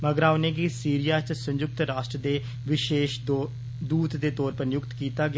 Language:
Dogri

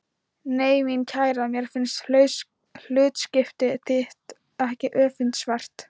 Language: Icelandic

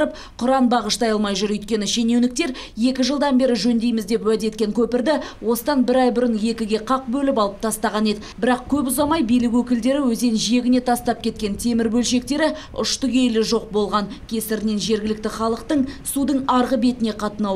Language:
Lithuanian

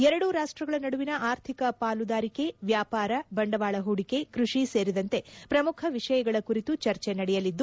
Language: Kannada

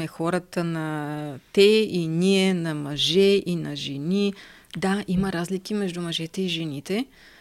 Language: Bulgarian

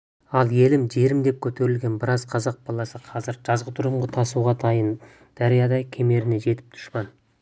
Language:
Kazakh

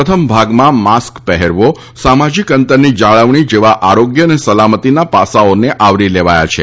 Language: Gujarati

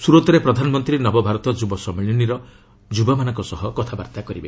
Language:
Odia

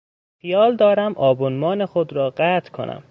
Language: Persian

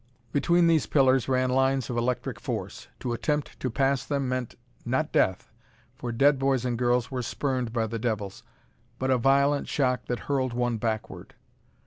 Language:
English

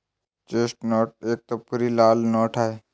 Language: Marathi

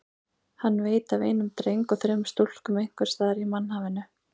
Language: Icelandic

